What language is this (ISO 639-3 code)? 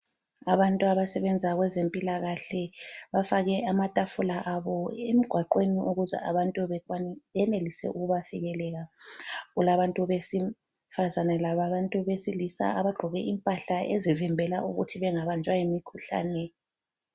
nde